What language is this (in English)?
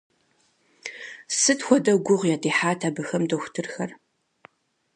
Kabardian